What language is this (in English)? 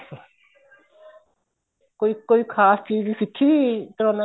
Punjabi